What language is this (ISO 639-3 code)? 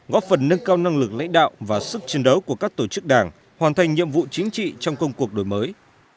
vie